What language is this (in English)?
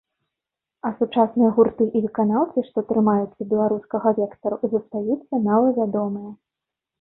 Belarusian